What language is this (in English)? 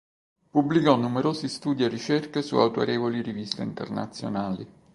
Italian